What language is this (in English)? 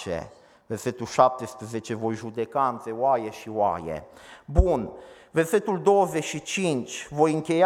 Romanian